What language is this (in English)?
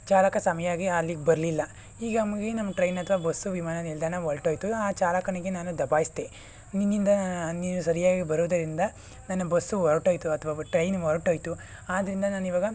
Kannada